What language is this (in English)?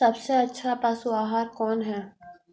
Magahi